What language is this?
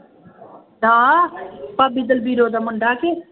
Punjabi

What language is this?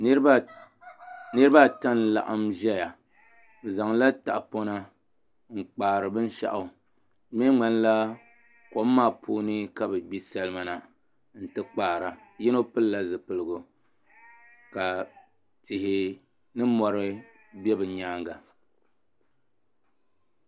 Dagbani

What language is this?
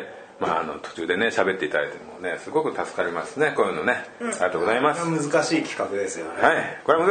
Japanese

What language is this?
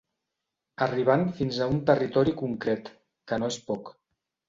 Catalan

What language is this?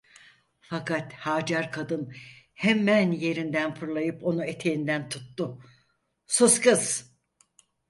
Turkish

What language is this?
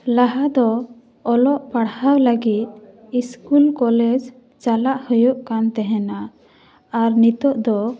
Santali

